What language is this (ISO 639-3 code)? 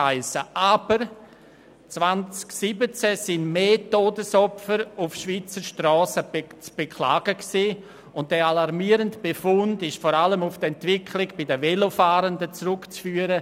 gsw